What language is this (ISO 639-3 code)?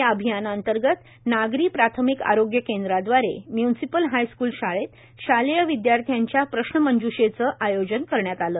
mar